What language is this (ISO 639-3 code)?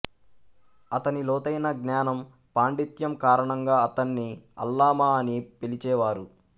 tel